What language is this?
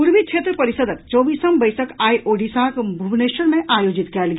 Maithili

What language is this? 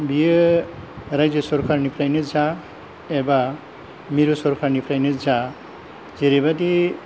Bodo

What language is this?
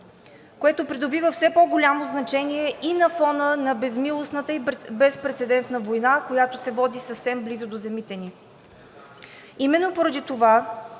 Bulgarian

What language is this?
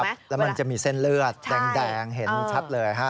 Thai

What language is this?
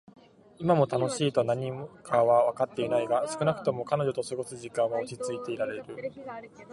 Japanese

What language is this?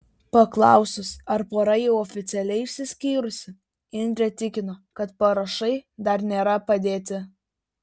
Lithuanian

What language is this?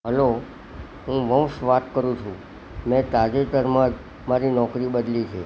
Gujarati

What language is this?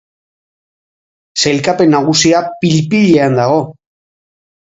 Basque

